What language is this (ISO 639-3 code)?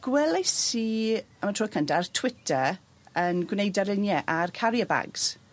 cym